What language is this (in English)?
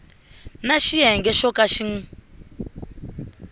Tsonga